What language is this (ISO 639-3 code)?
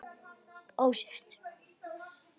isl